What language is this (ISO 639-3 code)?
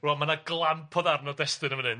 cym